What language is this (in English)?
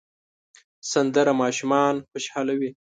Pashto